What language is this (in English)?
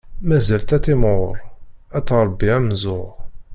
Kabyle